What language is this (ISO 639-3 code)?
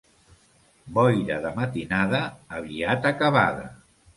cat